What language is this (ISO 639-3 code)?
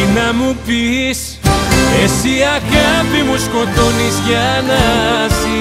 ell